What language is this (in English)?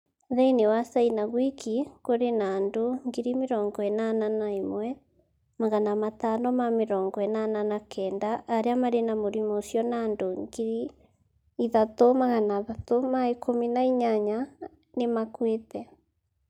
Kikuyu